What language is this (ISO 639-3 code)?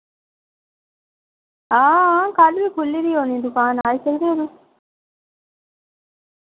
doi